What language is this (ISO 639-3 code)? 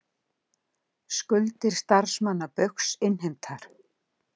isl